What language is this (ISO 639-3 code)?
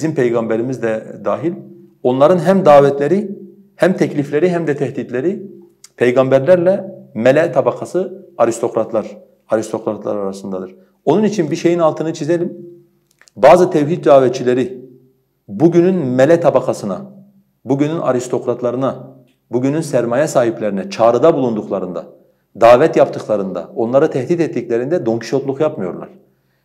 tur